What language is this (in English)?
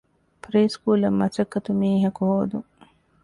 Divehi